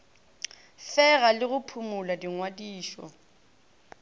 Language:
Northern Sotho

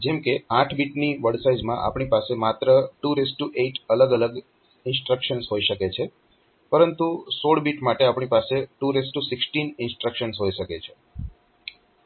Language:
Gujarati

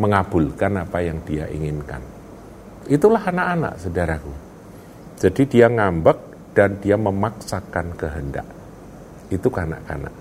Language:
Indonesian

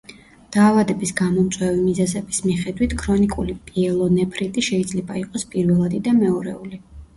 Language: Georgian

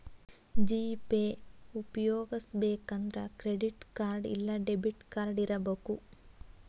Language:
Kannada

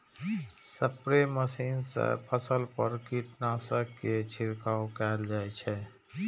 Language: Maithili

